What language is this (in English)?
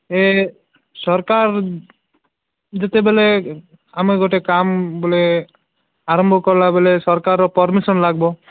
Odia